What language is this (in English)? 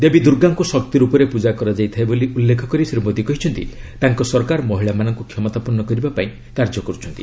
Odia